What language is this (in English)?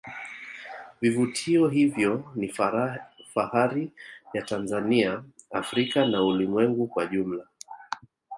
Swahili